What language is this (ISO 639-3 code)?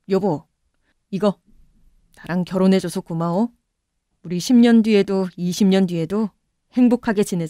kor